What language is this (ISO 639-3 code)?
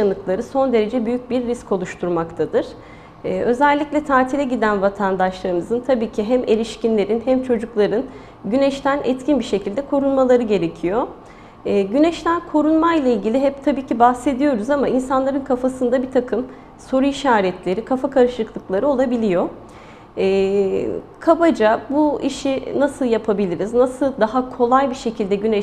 tur